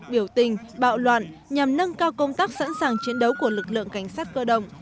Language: Vietnamese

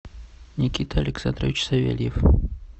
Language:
Russian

